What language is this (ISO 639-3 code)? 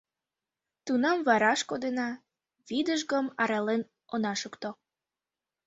chm